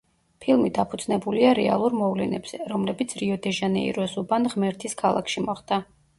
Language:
Georgian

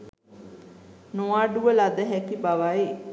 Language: Sinhala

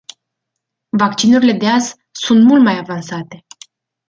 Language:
Romanian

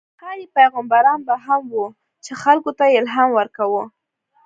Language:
Pashto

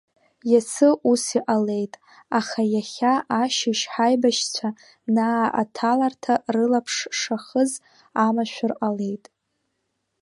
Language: Abkhazian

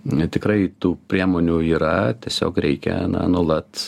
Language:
Lithuanian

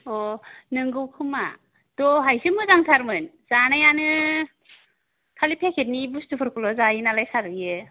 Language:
Bodo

